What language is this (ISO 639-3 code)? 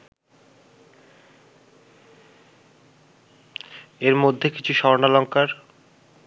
ben